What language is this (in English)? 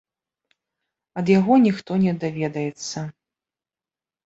Belarusian